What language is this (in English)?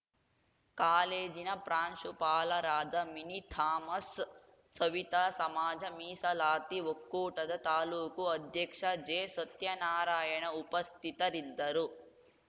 Kannada